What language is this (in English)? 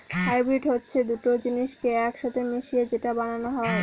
Bangla